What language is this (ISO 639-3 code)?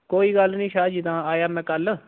doi